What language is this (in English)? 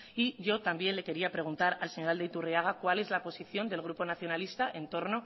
Spanish